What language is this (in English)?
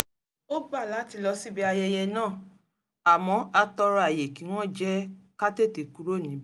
Yoruba